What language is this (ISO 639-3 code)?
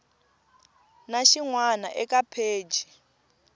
tso